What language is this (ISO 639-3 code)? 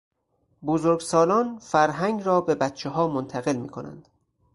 fas